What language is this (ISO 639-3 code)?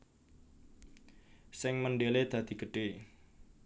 jav